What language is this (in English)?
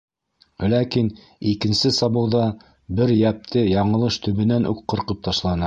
Bashkir